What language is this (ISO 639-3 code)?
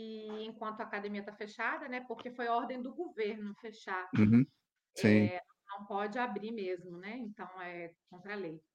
por